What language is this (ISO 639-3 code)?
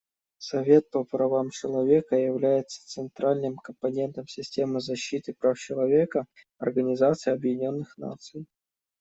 rus